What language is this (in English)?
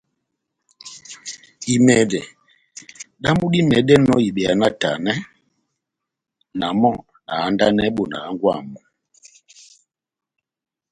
Batanga